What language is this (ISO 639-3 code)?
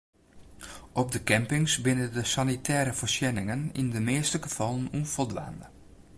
fry